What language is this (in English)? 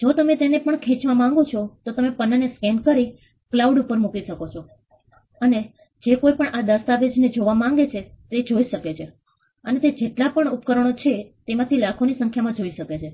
Gujarati